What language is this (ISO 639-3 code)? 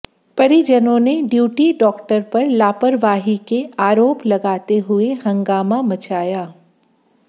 hin